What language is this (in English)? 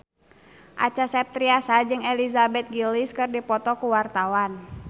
Sundanese